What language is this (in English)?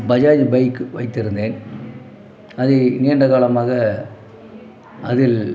Tamil